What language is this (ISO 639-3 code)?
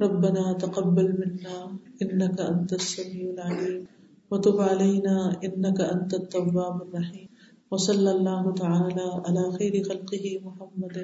urd